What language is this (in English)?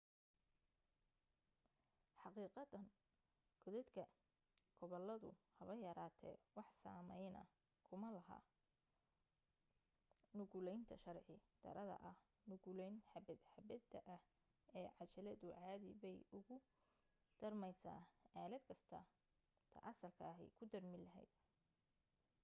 Somali